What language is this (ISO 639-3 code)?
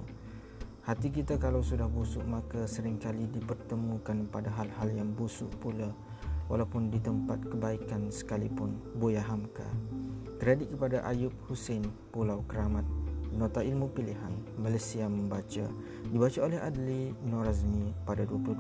msa